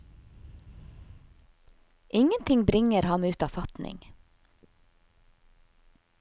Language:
Norwegian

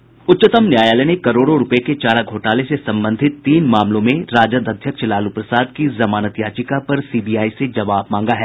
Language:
Hindi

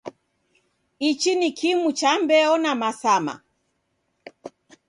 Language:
Taita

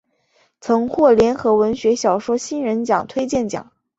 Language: Chinese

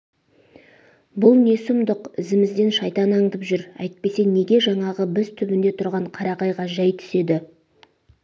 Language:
Kazakh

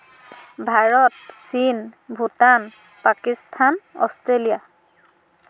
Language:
Assamese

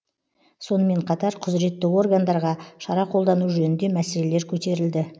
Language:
Kazakh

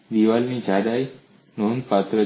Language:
Gujarati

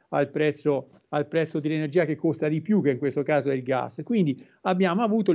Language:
Italian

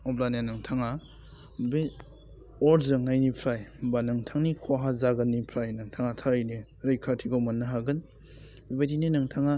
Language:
Bodo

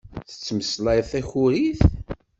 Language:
Kabyle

